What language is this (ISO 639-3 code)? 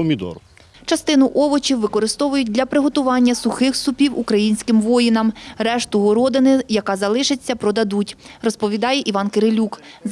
ukr